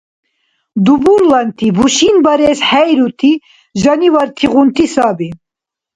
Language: Dargwa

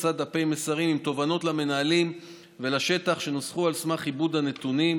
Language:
Hebrew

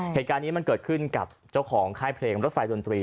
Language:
Thai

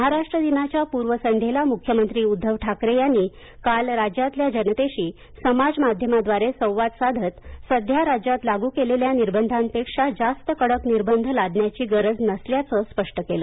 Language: Marathi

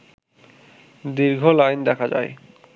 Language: Bangla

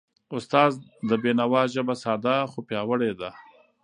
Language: Pashto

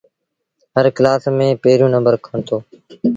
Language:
Sindhi Bhil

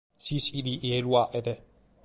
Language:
Sardinian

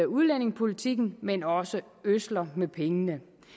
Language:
Danish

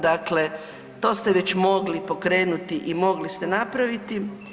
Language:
Croatian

